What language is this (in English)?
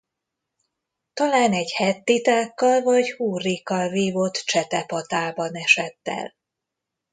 Hungarian